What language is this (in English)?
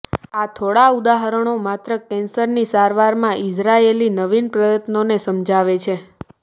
Gujarati